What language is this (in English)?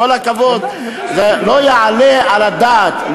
Hebrew